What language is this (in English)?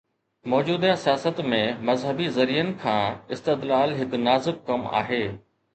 Sindhi